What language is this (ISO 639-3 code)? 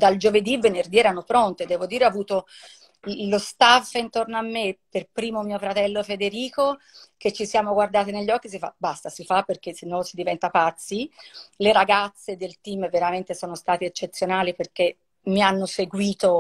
ita